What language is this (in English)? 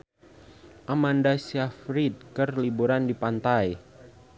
Sundanese